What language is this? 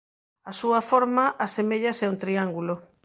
Galician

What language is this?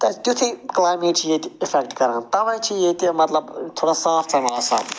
Kashmiri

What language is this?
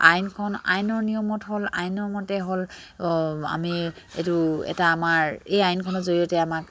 Assamese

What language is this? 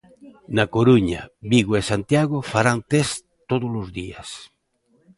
Galician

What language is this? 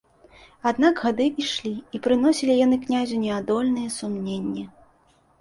Belarusian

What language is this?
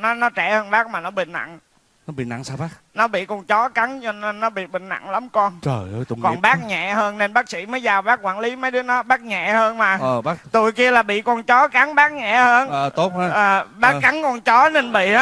Vietnamese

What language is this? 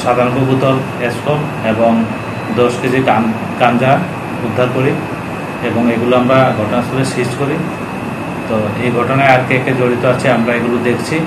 Bangla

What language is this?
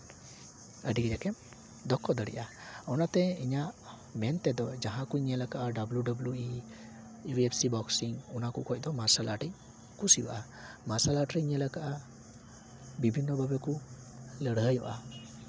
Santali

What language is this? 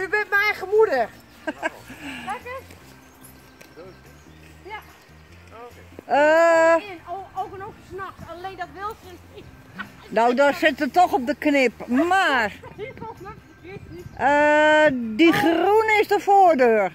Dutch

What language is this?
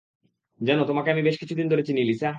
Bangla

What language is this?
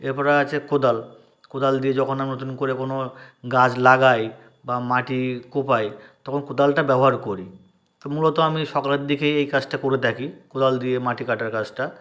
Bangla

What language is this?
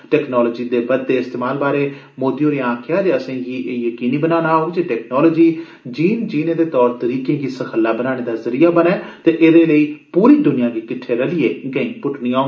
Dogri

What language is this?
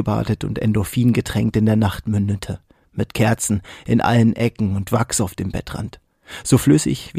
German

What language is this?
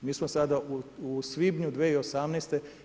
Croatian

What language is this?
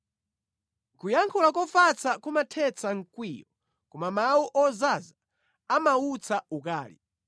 Nyanja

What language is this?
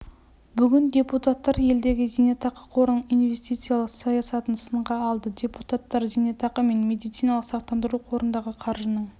Kazakh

